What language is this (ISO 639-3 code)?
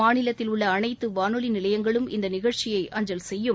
tam